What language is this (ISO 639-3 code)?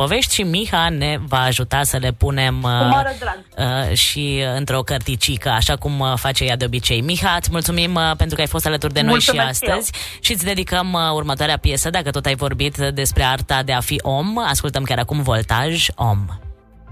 ron